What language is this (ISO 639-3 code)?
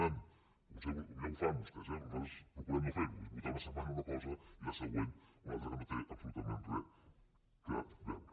cat